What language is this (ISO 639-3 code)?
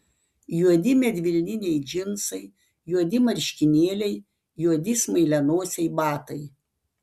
lit